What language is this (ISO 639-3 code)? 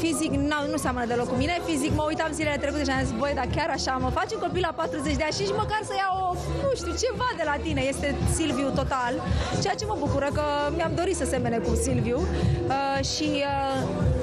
ron